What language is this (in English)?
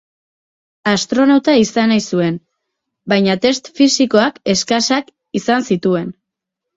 Basque